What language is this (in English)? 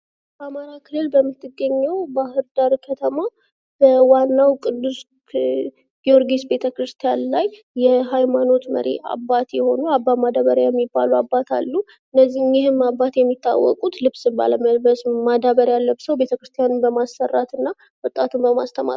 Amharic